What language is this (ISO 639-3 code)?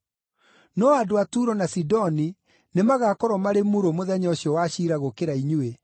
kik